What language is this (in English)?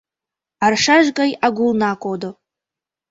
Mari